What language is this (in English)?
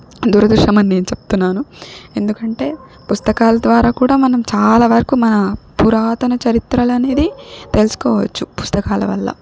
Telugu